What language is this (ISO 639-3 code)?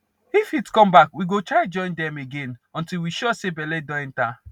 pcm